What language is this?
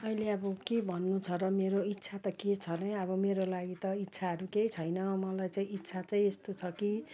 Nepali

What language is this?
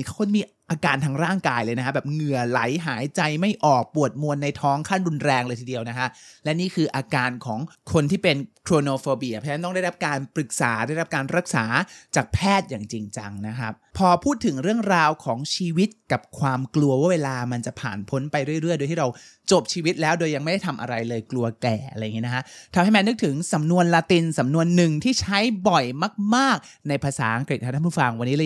Thai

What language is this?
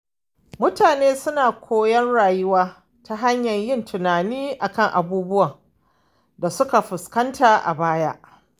Hausa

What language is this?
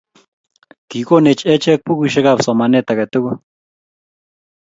Kalenjin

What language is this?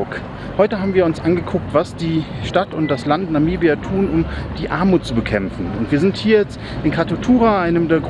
German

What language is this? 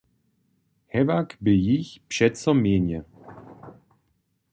Upper Sorbian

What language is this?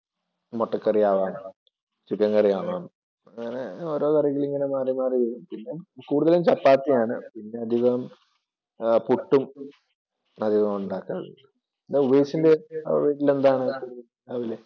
Malayalam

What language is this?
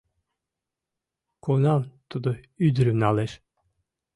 Mari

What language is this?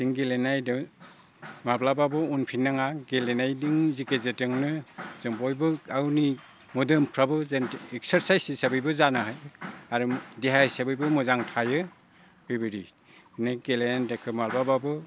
Bodo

